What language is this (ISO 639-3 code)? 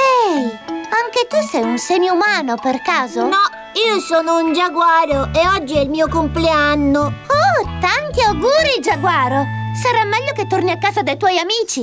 ita